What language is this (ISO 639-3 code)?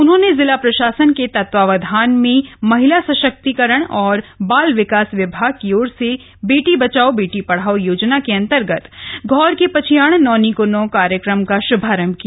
hin